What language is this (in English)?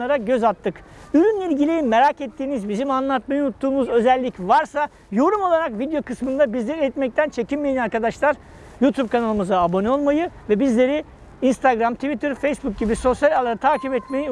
Turkish